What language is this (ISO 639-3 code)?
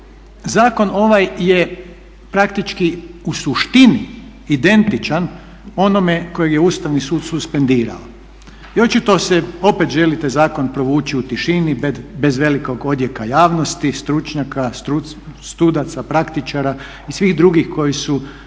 hrv